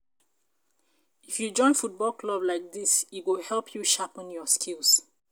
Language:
Nigerian Pidgin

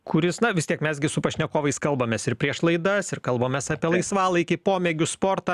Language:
Lithuanian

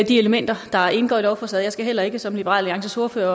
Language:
Danish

